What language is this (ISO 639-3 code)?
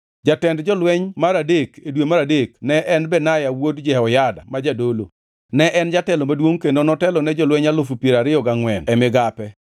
luo